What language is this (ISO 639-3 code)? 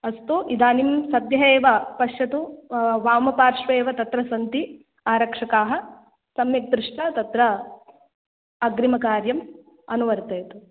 san